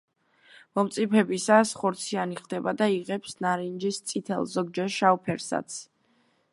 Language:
Georgian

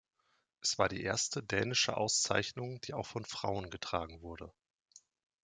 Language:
German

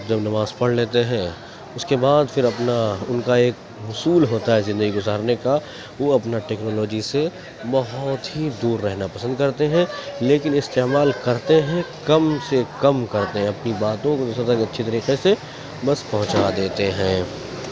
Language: Urdu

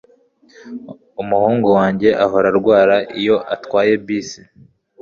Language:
Kinyarwanda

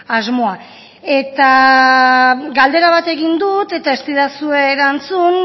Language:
Basque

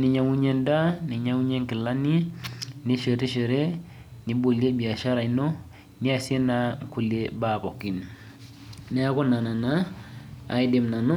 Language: Masai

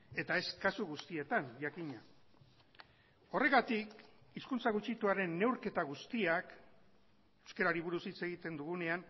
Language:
Basque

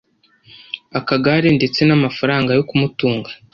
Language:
Kinyarwanda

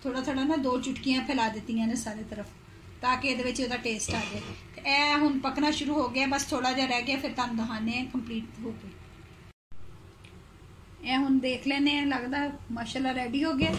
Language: Hindi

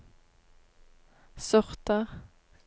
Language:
Norwegian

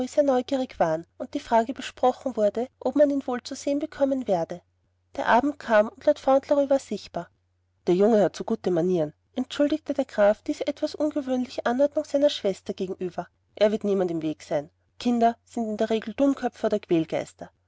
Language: German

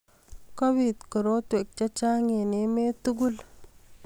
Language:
Kalenjin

